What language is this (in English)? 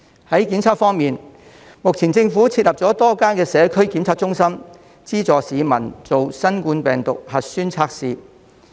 Cantonese